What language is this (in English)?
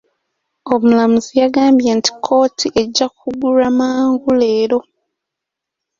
Ganda